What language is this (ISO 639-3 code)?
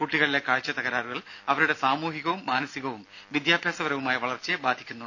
mal